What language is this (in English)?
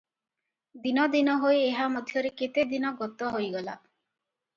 Odia